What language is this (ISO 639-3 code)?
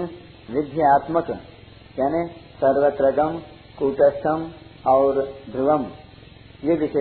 hin